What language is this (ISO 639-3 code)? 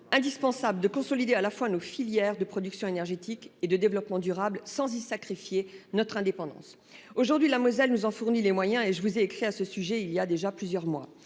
fra